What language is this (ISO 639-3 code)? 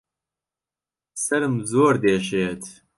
ckb